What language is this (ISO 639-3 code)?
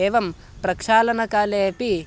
san